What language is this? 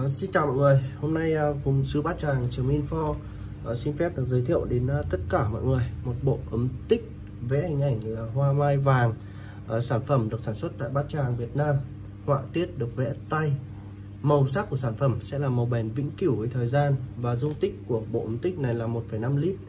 Vietnamese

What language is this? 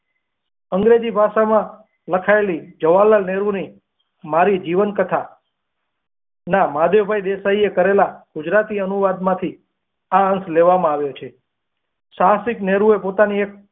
Gujarati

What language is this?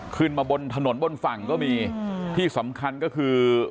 Thai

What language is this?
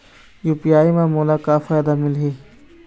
Chhattisgarhi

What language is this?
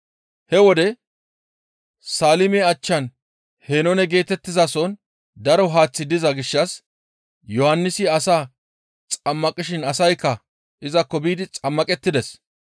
Gamo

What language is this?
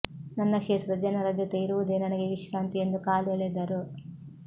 Kannada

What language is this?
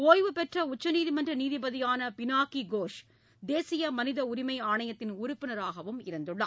Tamil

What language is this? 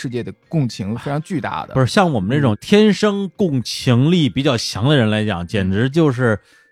Chinese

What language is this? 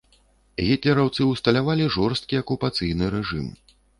Belarusian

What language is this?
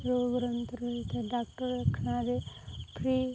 Odia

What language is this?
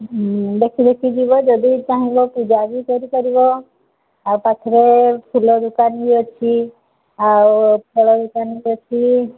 Odia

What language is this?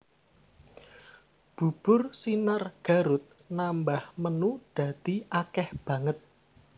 Javanese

